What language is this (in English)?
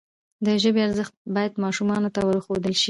Pashto